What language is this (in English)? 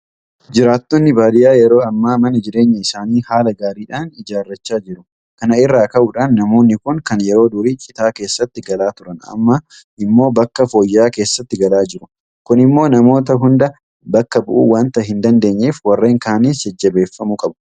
Oromo